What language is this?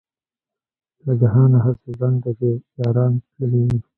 Pashto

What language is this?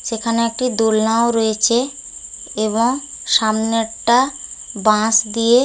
Bangla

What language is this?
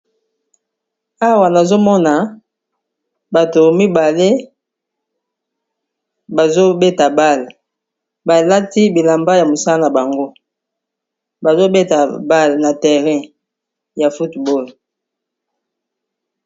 Lingala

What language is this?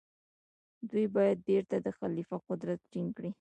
Pashto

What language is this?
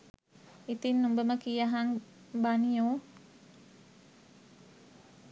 Sinhala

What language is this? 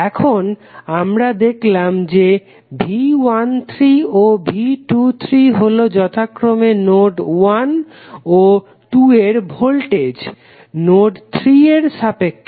Bangla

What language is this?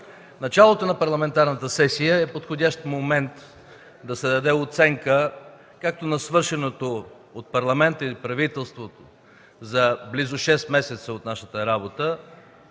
Bulgarian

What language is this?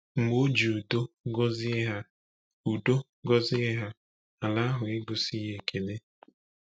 Igbo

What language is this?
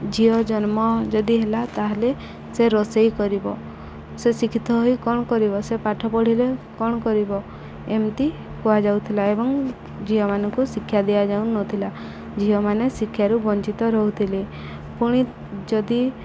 Odia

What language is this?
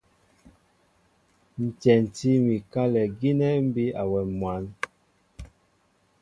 Mbo (Cameroon)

